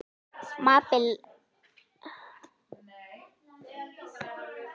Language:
Icelandic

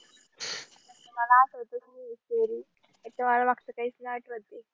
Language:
Marathi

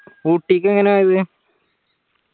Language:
Malayalam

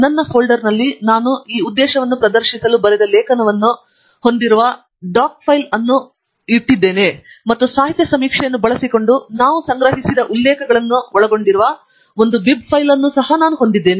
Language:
Kannada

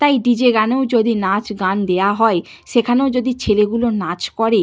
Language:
Bangla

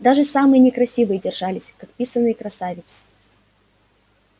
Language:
Russian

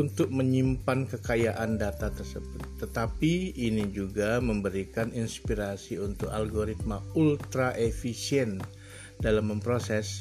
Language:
Indonesian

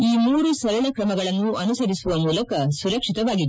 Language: Kannada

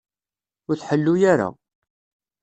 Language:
Kabyle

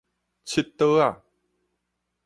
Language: Min Nan Chinese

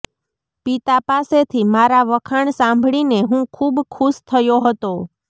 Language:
Gujarati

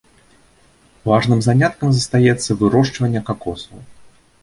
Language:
Belarusian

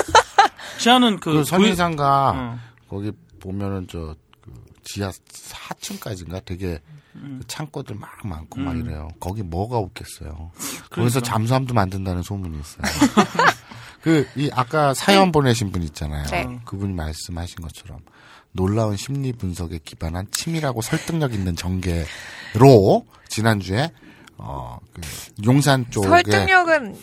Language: Korean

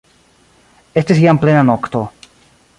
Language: Esperanto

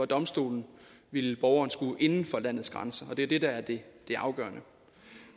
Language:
Danish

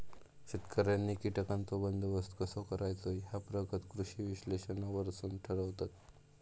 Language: Marathi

